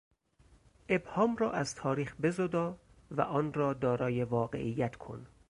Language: Persian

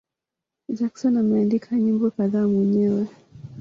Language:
Swahili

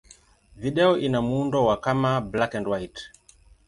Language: Swahili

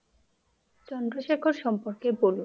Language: Bangla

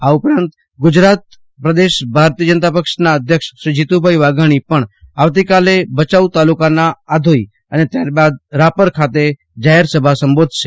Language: Gujarati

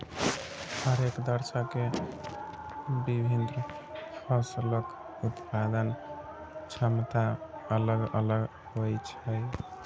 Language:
Maithili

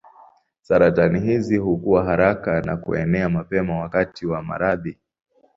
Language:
Swahili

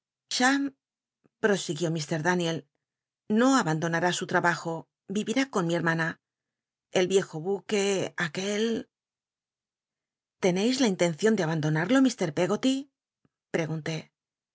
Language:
Spanish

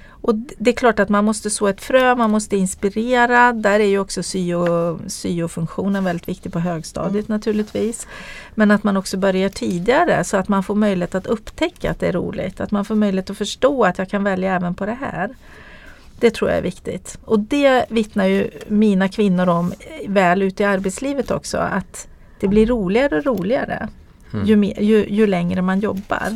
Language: Swedish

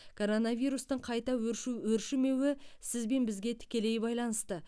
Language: Kazakh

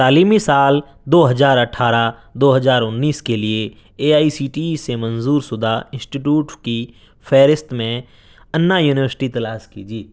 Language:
Urdu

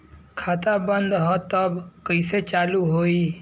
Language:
Bhojpuri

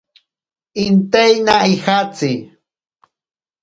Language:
Ashéninka Perené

